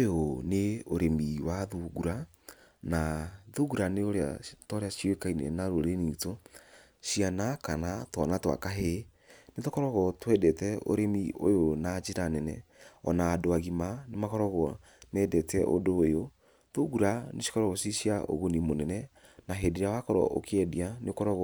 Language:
Kikuyu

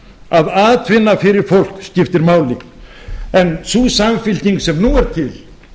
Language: Icelandic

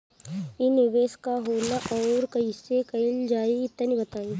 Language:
Bhojpuri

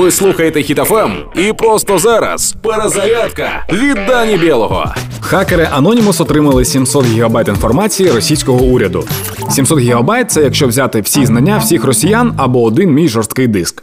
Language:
Ukrainian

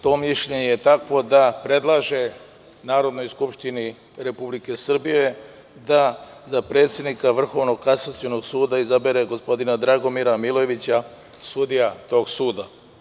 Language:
Serbian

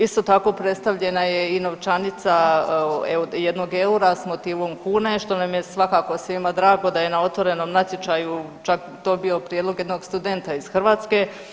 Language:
Croatian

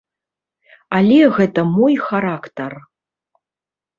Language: Belarusian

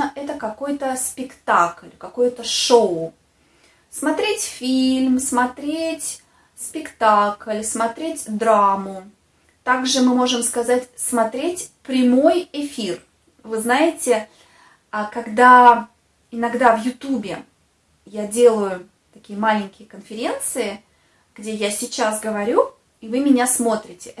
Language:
Russian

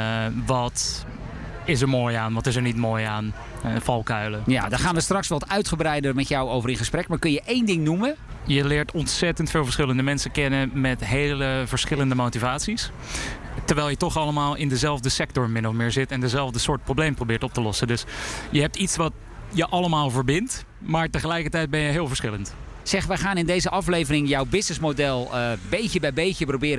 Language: Dutch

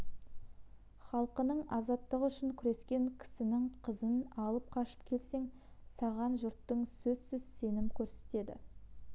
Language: Kazakh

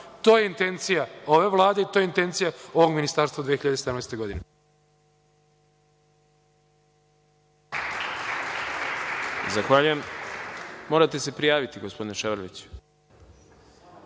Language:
Serbian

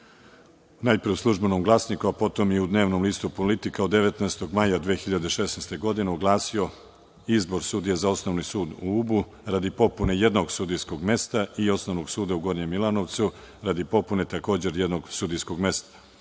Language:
Serbian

